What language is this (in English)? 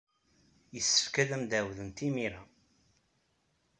Kabyle